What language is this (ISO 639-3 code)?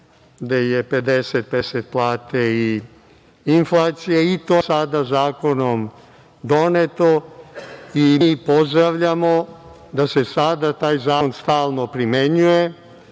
srp